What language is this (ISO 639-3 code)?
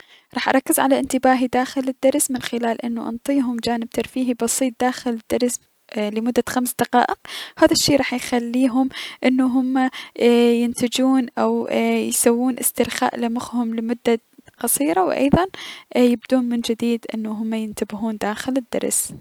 acm